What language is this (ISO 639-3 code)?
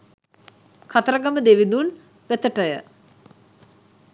sin